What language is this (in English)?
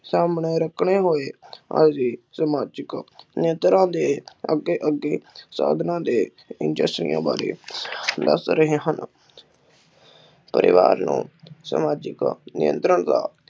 Punjabi